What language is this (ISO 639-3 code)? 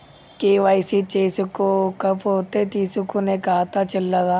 tel